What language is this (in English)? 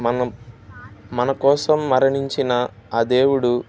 Telugu